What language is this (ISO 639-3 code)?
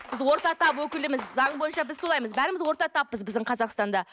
kaz